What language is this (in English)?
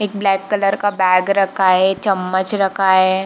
Hindi